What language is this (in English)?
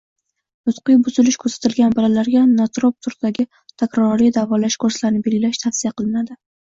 Uzbek